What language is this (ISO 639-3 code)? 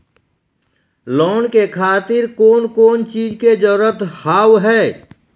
mai